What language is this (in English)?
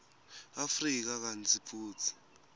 Swati